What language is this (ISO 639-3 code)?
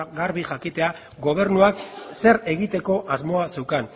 eus